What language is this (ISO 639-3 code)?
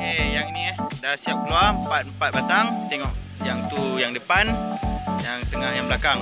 msa